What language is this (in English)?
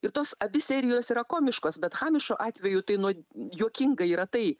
Lithuanian